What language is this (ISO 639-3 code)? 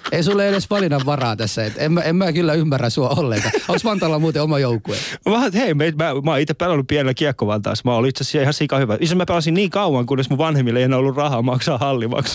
fin